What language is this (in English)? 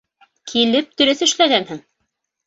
Bashkir